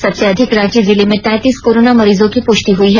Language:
Hindi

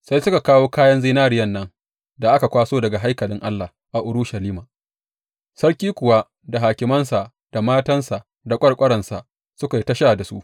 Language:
Hausa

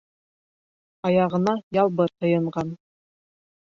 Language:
Bashkir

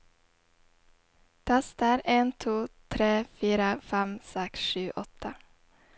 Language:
Norwegian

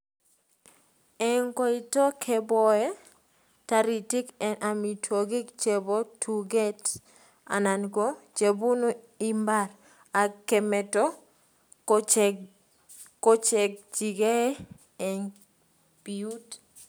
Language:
Kalenjin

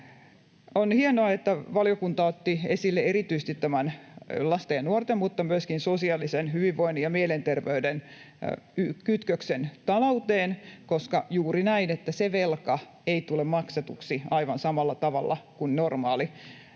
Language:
Finnish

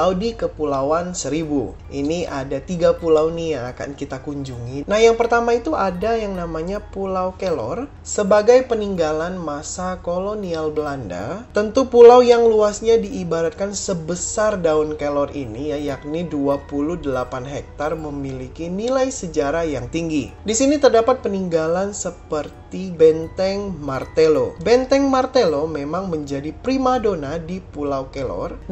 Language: Indonesian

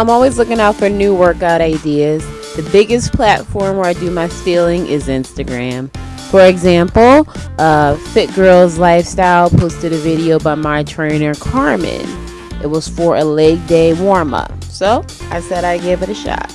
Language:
English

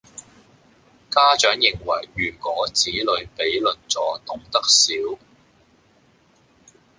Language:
Cantonese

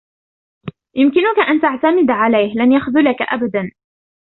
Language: Arabic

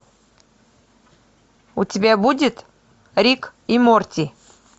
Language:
Russian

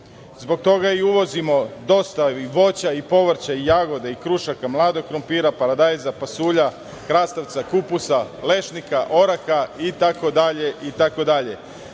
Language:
Serbian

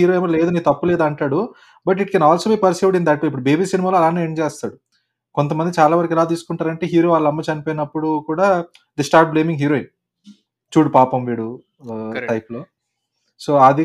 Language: Telugu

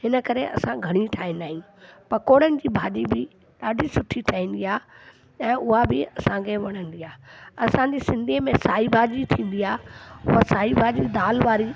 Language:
Sindhi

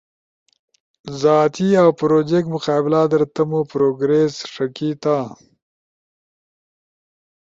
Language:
Ushojo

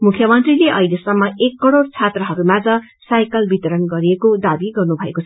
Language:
Nepali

